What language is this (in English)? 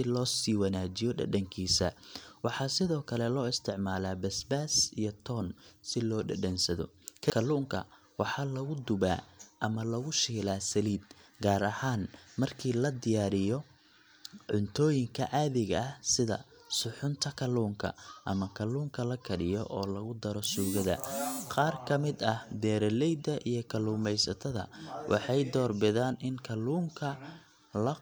Somali